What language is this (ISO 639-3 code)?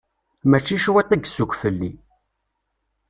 kab